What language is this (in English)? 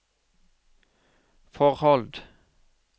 Norwegian